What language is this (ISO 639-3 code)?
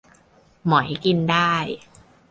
tha